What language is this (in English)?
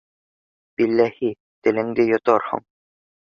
Bashkir